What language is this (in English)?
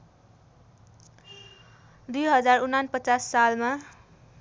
Nepali